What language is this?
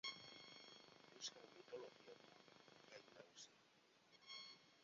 Basque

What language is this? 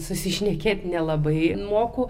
Lithuanian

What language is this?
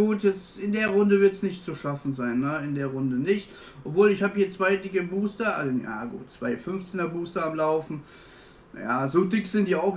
German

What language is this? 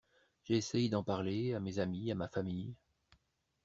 French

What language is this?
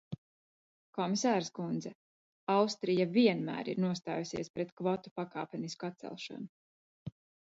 Latvian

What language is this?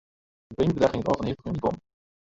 Western Frisian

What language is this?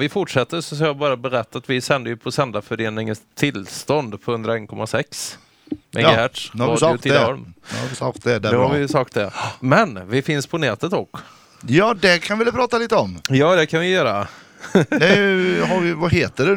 Swedish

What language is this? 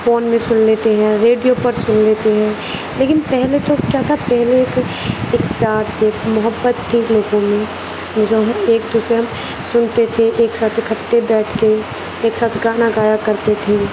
Urdu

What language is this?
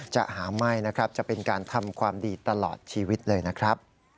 Thai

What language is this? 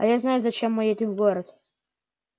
Russian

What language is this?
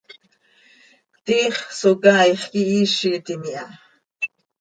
Seri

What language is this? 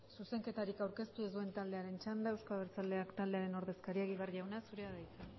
Basque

